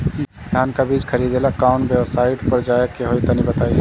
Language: Bhojpuri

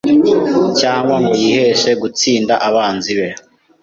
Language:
Kinyarwanda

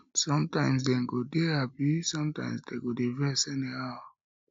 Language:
Nigerian Pidgin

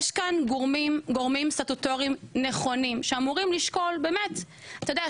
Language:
Hebrew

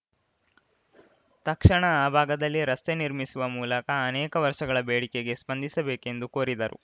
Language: Kannada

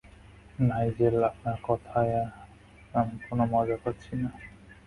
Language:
Bangla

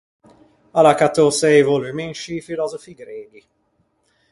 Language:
Ligurian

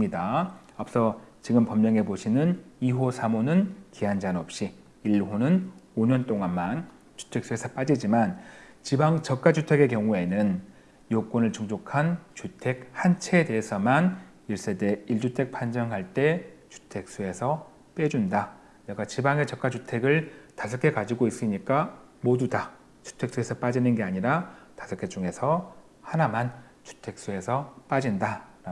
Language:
Korean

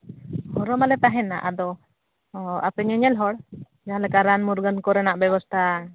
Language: Santali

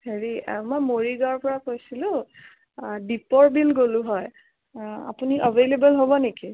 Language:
Assamese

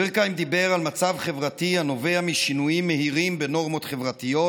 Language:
Hebrew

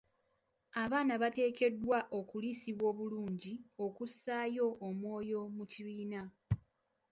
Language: Ganda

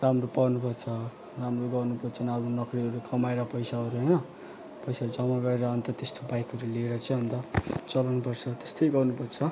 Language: Nepali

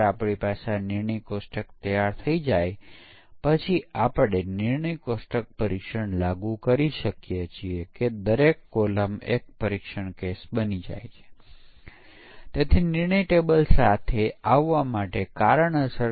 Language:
Gujarati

